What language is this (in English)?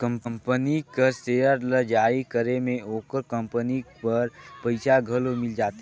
Chhattisgarhi